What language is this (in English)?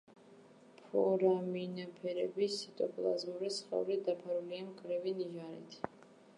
Georgian